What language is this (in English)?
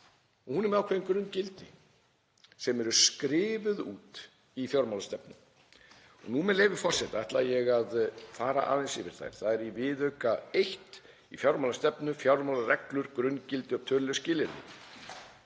Icelandic